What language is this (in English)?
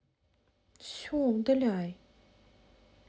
Russian